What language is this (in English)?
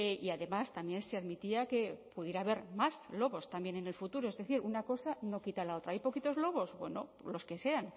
Spanish